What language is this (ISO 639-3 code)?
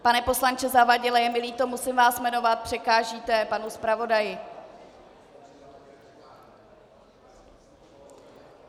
ces